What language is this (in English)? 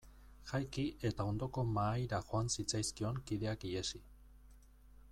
Basque